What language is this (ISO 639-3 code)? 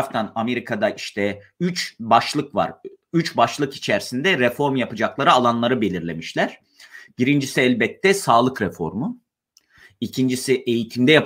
tur